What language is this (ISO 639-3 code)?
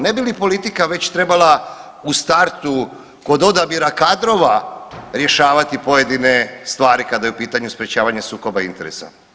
hrv